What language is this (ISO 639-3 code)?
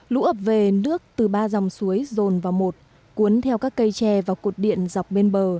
vie